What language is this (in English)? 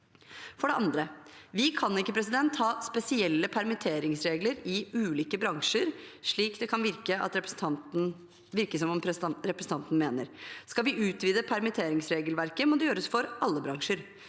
Norwegian